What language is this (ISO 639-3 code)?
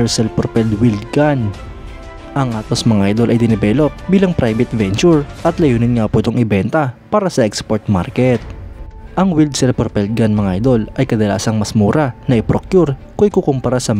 fil